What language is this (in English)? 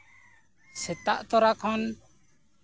Santali